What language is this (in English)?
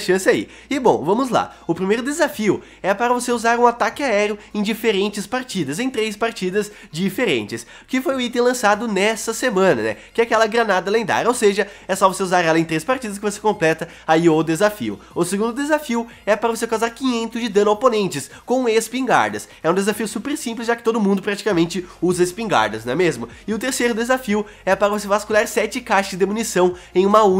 Portuguese